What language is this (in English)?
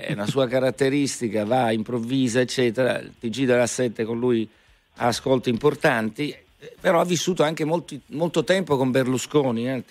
Italian